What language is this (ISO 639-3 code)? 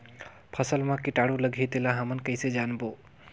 hne